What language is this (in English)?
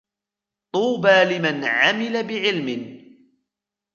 Arabic